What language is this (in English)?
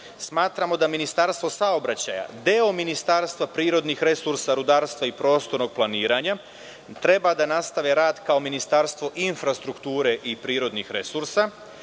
Serbian